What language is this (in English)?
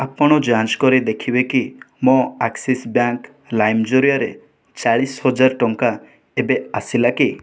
Odia